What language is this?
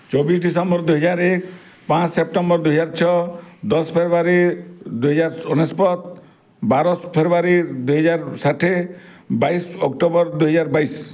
Odia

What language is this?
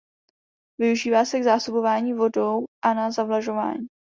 Czech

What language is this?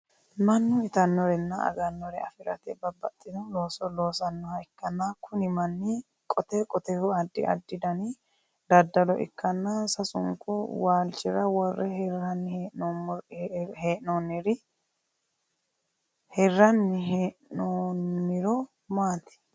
Sidamo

